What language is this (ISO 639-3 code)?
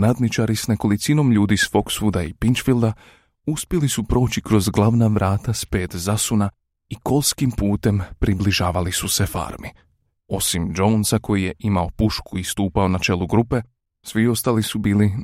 hrv